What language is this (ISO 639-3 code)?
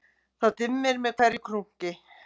isl